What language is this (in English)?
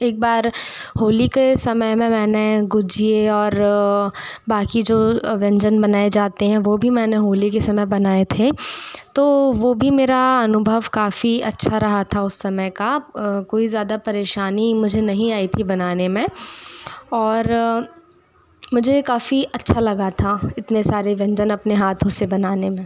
Hindi